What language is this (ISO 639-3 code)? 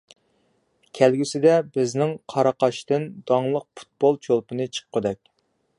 uig